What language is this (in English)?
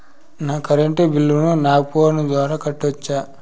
Telugu